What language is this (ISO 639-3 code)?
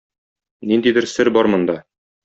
tat